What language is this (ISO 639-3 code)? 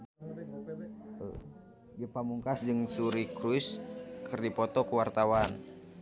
sun